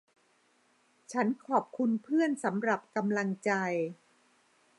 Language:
Thai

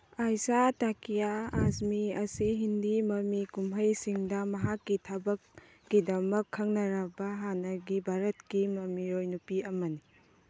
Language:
Manipuri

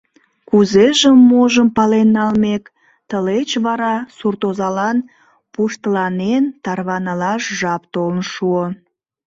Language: Mari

